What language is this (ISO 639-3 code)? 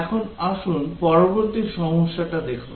ben